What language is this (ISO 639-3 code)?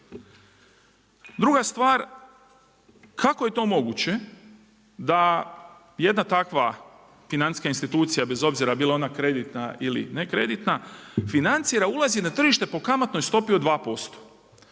hrv